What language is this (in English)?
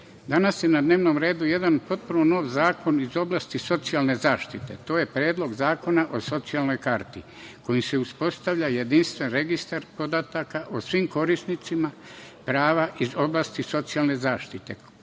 Serbian